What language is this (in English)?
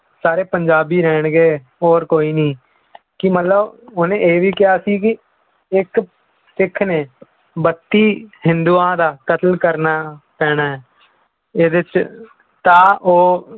Punjabi